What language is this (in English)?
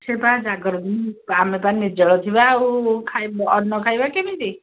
Odia